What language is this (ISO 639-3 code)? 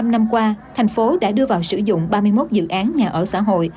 vie